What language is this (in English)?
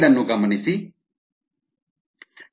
Kannada